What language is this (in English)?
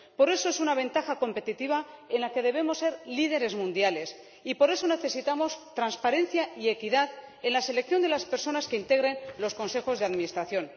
Spanish